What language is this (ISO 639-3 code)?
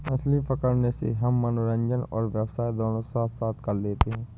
hin